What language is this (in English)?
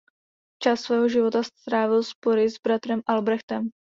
Czech